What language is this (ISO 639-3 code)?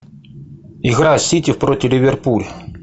rus